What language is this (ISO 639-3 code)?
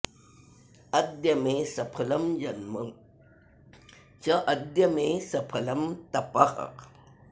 san